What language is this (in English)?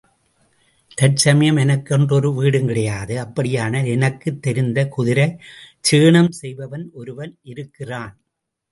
Tamil